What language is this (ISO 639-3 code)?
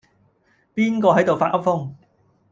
yue